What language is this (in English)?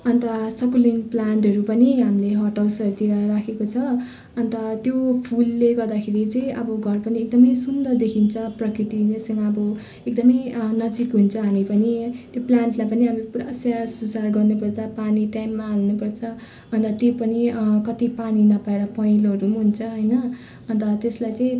Nepali